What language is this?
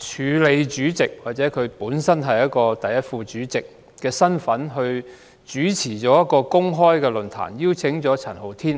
Cantonese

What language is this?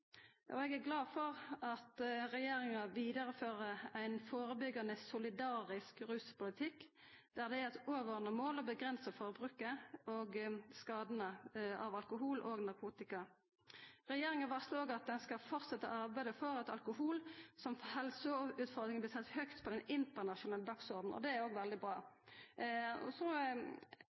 Norwegian Nynorsk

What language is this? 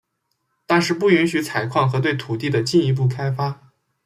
Chinese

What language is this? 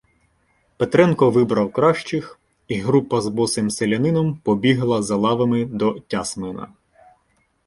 Ukrainian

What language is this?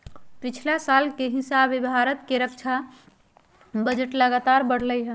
Magahi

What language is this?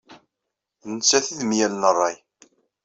Kabyle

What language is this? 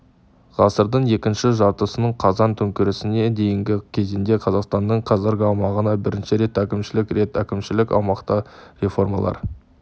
Kazakh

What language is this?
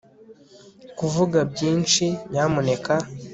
Kinyarwanda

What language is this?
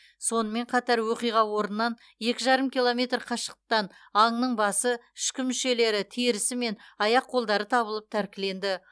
Kazakh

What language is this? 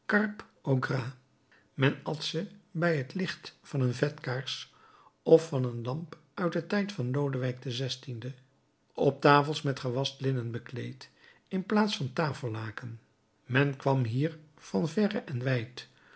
Dutch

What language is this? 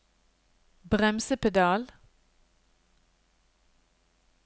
Norwegian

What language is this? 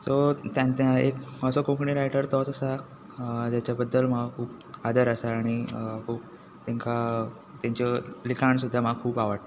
Konkani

